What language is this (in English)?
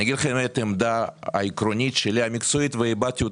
Hebrew